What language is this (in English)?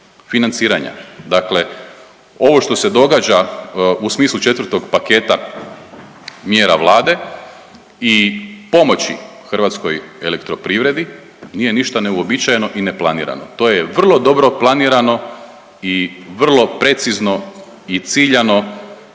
Croatian